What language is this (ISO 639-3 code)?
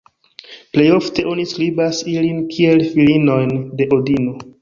epo